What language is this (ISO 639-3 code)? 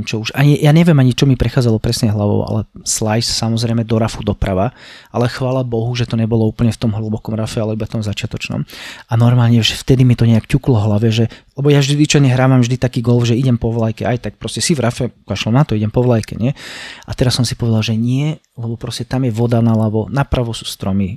slk